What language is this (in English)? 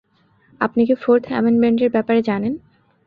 Bangla